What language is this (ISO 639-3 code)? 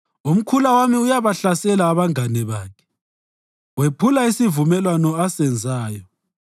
nde